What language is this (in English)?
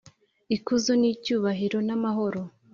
Kinyarwanda